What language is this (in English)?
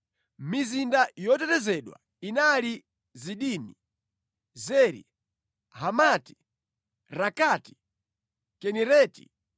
Nyanja